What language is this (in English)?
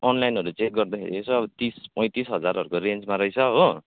Nepali